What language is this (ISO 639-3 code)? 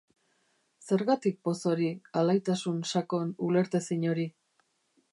eus